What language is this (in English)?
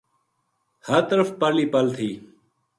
Gujari